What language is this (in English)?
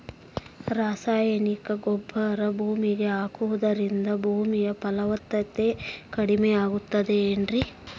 Kannada